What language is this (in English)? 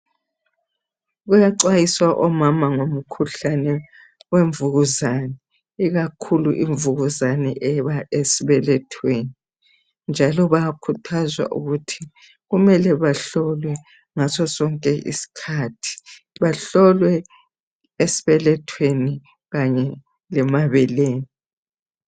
North Ndebele